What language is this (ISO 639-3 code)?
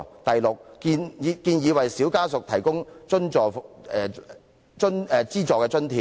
yue